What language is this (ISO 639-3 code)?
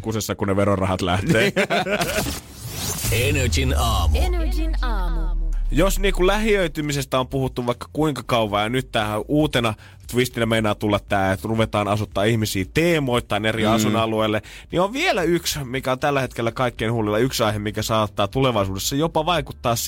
fin